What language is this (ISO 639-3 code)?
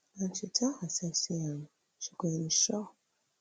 pcm